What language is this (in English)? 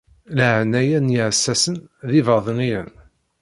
Kabyle